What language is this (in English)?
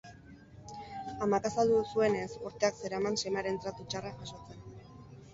Basque